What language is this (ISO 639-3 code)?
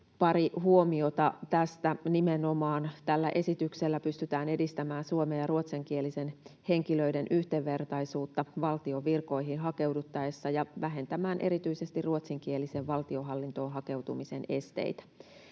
fin